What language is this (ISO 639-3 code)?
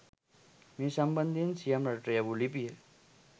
sin